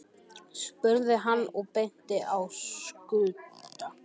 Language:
Icelandic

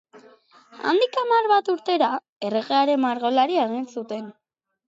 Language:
Basque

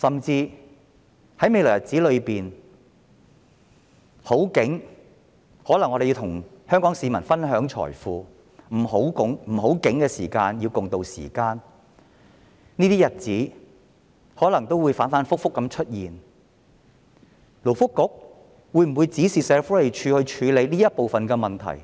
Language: Cantonese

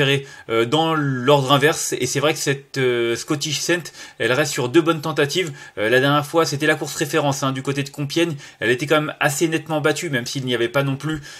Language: French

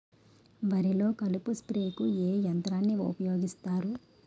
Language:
Telugu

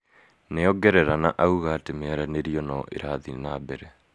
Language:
Kikuyu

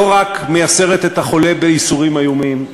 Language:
Hebrew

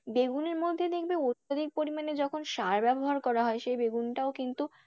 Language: Bangla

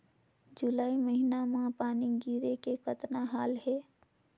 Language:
Chhattisgarhi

